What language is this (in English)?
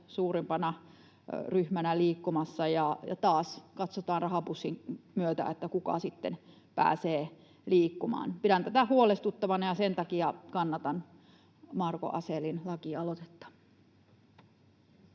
Finnish